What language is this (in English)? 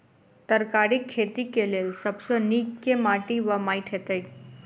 Maithili